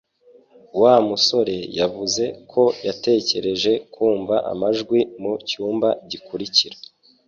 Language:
Kinyarwanda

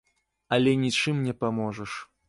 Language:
Belarusian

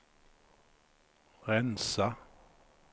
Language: Swedish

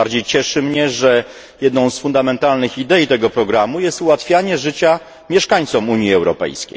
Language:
Polish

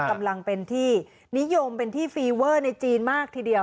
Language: Thai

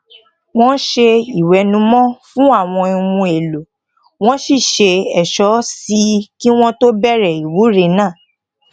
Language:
Yoruba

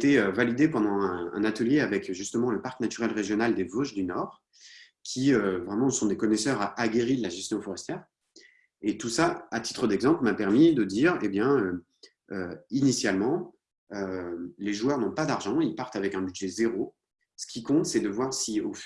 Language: French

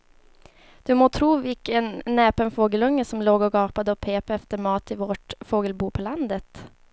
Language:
Swedish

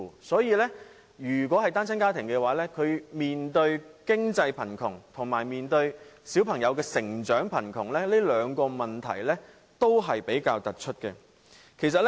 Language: Cantonese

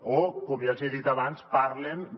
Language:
Catalan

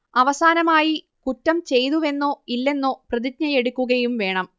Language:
Malayalam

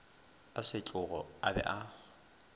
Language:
Northern Sotho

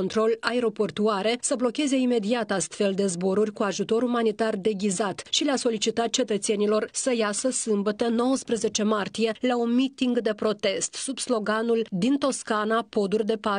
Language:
Romanian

